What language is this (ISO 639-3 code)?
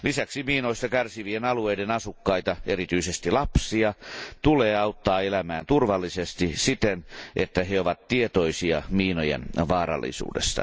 fin